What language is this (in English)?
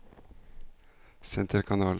Norwegian